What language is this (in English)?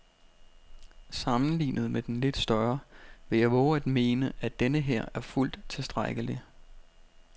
Danish